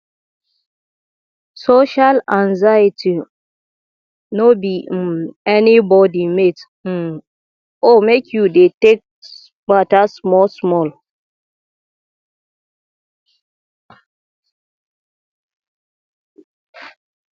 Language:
Nigerian Pidgin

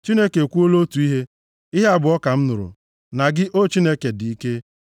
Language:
Igbo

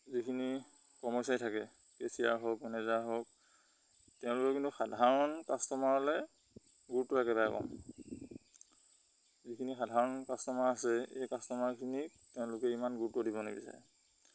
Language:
Assamese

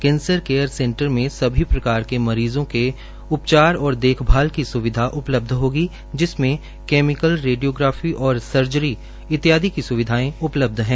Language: Hindi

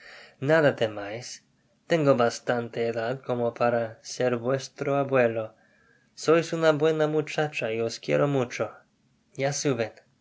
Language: Spanish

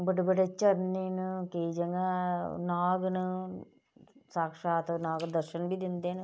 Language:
Dogri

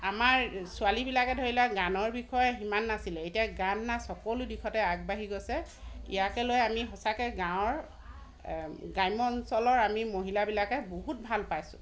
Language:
Assamese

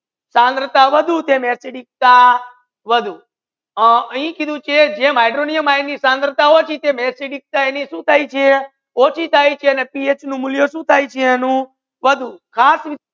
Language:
Gujarati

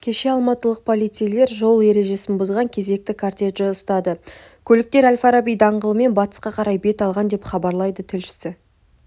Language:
Kazakh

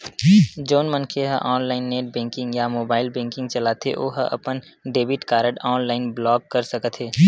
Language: Chhattisgarhi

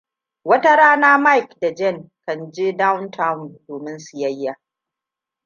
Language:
Hausa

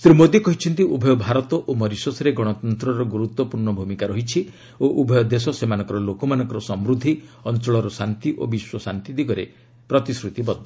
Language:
Odia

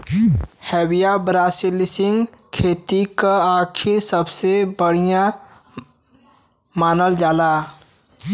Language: Bhojpuri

